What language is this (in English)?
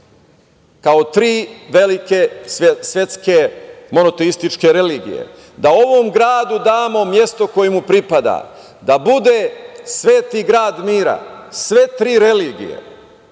Serbian